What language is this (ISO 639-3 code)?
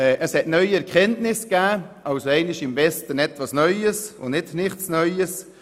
gsw